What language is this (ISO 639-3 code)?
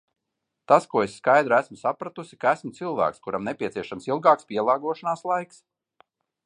lav